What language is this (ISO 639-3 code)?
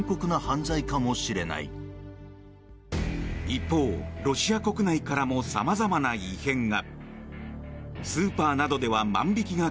jpn